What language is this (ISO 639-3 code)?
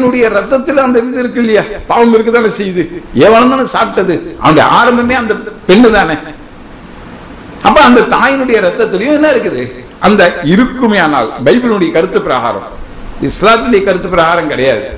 tam